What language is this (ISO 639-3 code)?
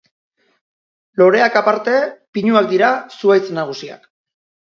eus